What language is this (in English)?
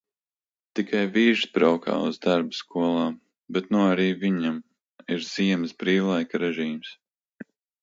Latvian